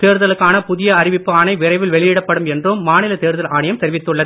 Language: Tamil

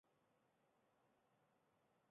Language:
Chinese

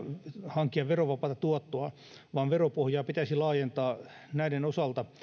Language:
Finnish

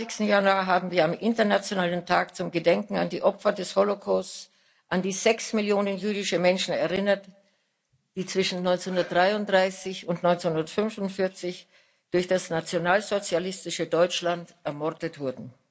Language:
German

